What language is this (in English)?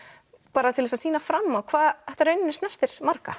Icelandic